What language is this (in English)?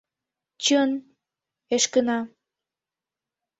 Mari